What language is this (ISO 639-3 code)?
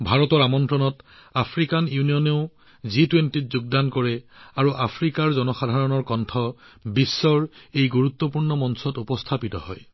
asm